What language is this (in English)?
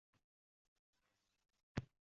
Uzbek